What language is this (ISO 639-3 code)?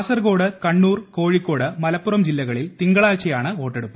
mal